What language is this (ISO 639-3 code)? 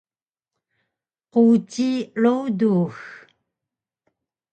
trv